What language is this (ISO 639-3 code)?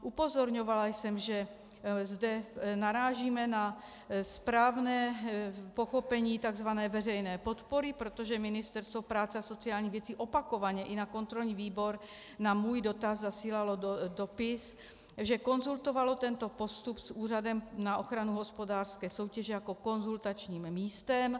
ces